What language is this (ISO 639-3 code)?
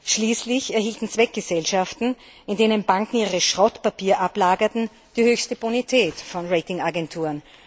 deu